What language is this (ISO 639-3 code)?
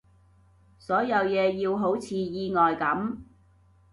yue